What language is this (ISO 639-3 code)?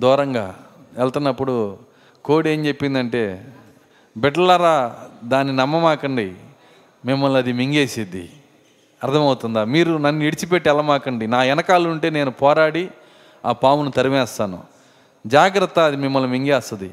tel